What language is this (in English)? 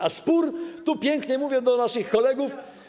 Polish